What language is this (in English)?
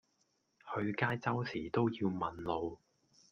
Cantonese